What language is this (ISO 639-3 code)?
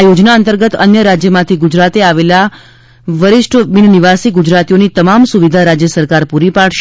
guj